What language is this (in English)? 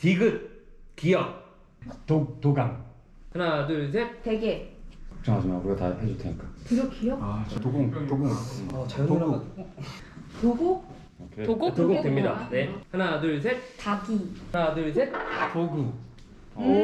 Korean